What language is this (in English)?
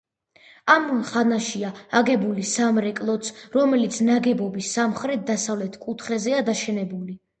Georgian